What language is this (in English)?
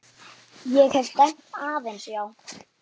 Icelandic